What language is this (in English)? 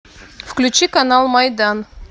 Russian